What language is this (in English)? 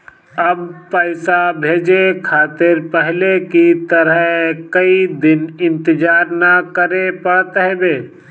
Bhojpuri